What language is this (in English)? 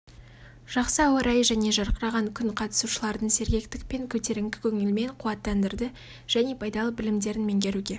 Kazakh